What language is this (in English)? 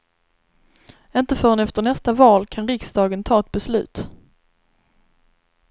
Swedish